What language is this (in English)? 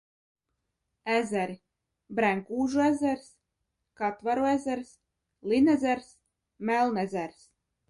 Latvian